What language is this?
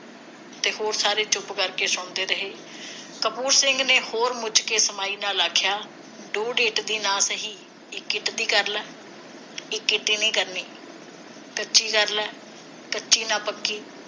Punjabi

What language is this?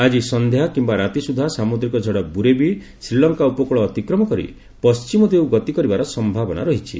Odia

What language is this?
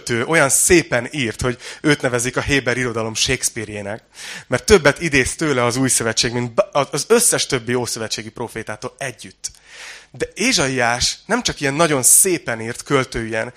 Hungarian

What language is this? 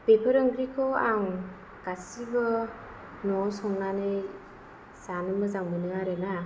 Bodo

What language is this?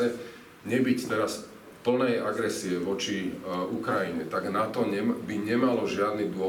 Slovak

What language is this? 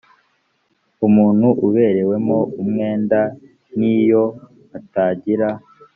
Kinyarwanda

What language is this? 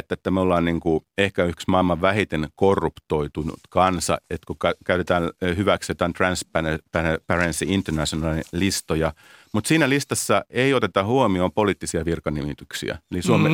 Finnish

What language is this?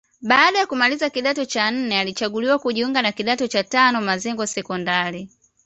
Swahili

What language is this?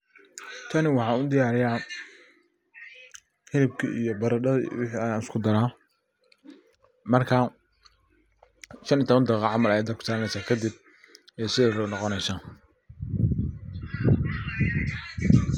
Somali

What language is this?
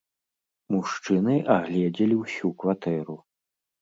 Belarusian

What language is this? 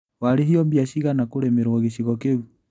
Kikuyu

